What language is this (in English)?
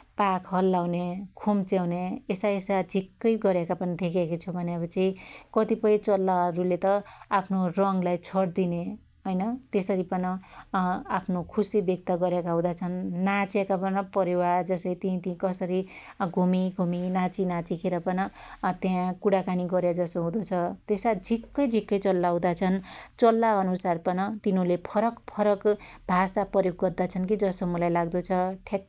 Dotyali